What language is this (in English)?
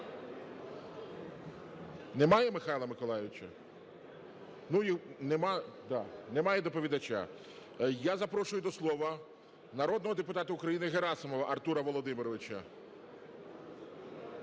Ukrainian